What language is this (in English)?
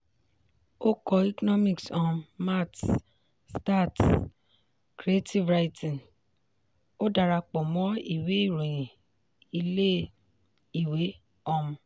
Yoruba